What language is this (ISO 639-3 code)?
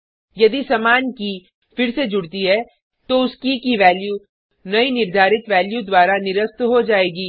hin